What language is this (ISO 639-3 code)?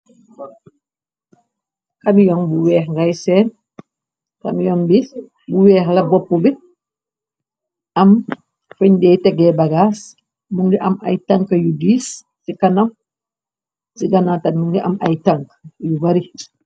wol